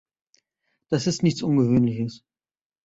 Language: German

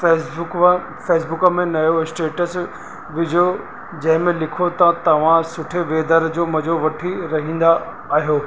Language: Sindhi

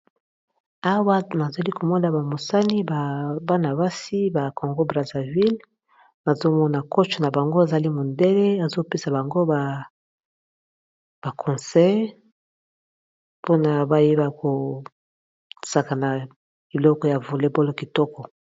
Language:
Lingala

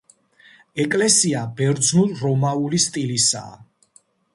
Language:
Georgian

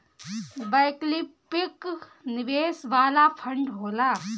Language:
Bhojpuri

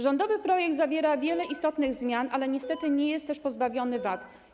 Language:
Polish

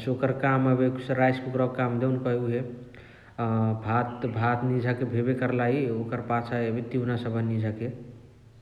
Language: Chitwania Tharu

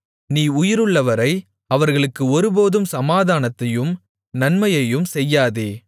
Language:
Tamil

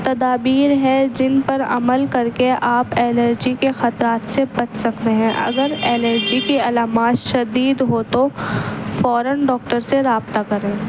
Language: Urdu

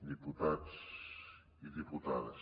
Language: Catalan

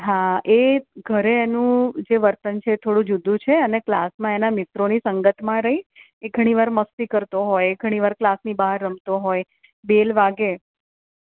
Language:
Gujarati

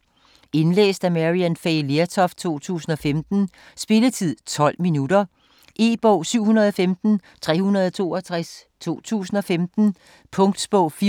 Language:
Danish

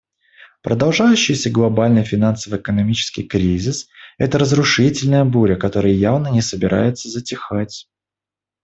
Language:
Russian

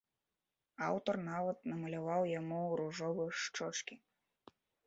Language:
Belarusian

